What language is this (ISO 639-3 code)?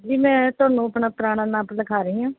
pan